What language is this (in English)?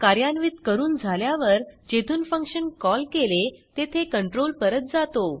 Marathi